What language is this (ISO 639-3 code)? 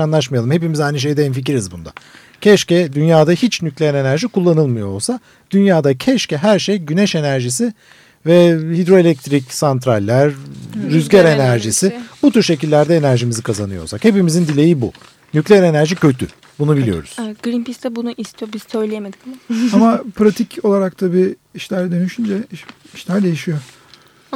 tur